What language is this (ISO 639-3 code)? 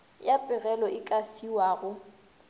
nso